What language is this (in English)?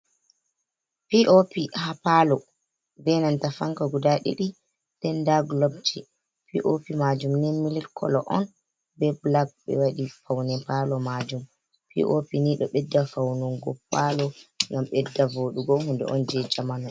Fula